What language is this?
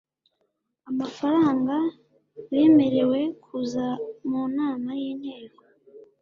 Kinyarwanda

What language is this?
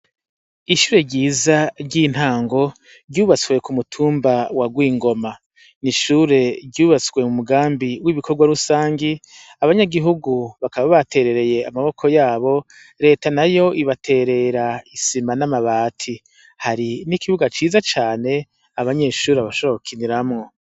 Rundi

